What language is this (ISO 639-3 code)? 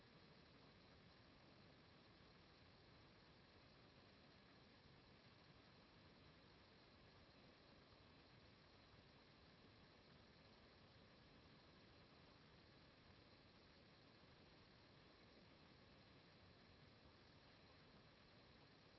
ita